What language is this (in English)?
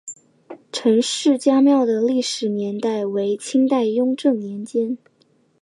Chinese